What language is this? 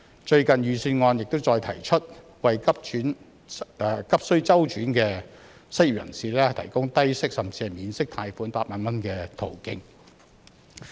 Cantonese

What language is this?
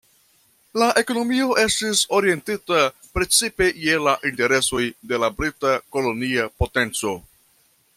Esperanto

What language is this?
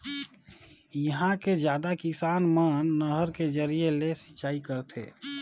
Chhattisgarhi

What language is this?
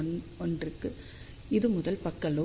Tamil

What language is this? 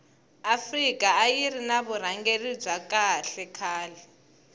Tsonga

